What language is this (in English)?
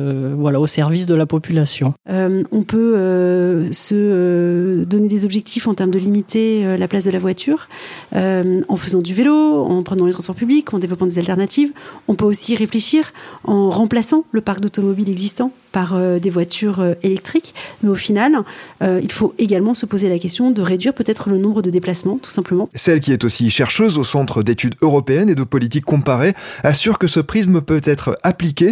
French